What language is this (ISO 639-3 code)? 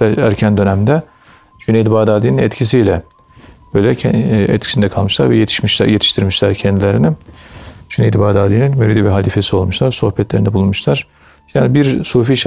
tur